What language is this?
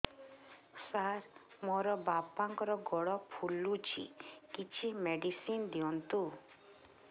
Odia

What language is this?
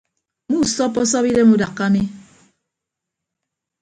Ibibio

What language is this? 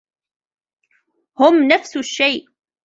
Arabic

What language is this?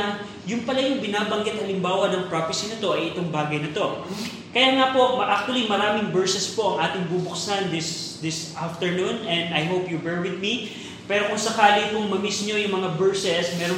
Filipino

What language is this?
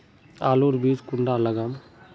Magahi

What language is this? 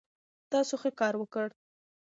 Pashto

